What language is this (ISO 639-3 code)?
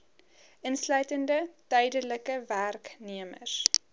afr